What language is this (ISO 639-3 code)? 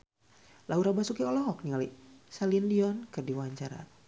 sun